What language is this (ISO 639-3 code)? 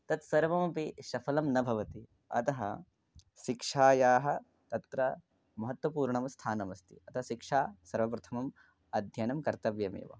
san